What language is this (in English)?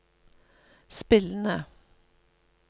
Norwegian